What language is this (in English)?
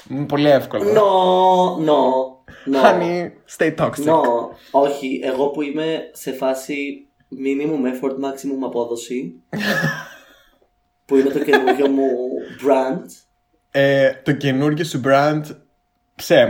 Greek